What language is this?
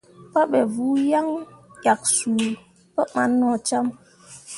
Mundang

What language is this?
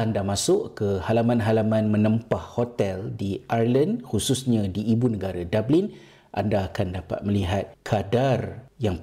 Malay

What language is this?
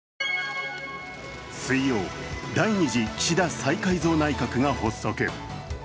Japanese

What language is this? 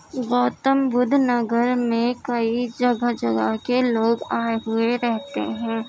Urdu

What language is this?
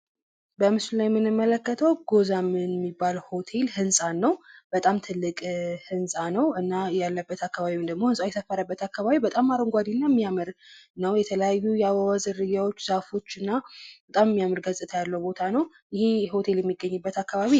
Amharic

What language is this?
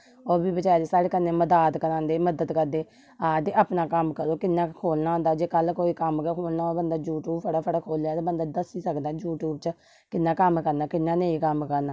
Dogri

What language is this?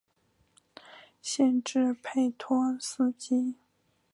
Chinese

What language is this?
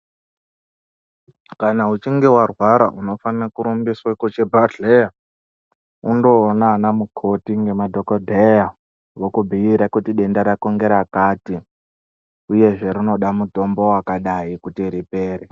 Ndau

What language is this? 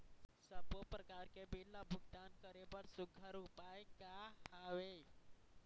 Chhattisgarhi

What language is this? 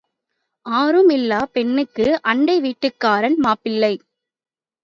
Tamil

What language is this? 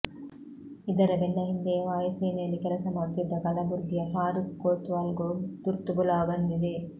Kannada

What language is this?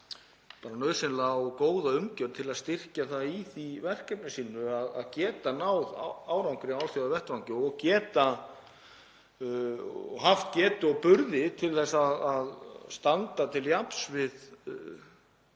Icelandic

